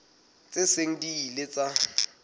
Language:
Southern Sotho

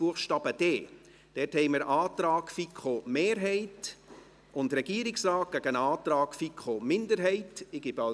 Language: Swiss German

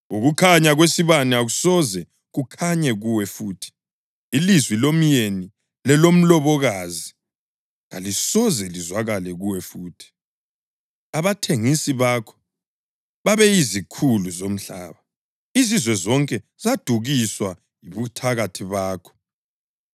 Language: North Ndebele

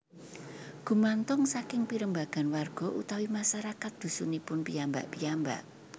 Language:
Javanese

